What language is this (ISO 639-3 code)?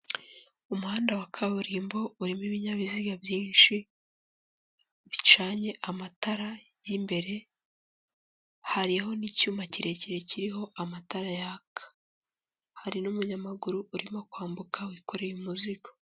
kin